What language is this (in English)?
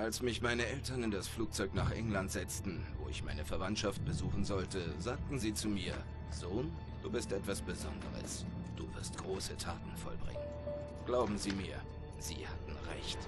German